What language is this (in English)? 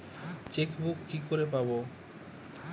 Bangla